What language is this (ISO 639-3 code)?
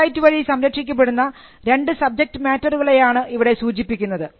mal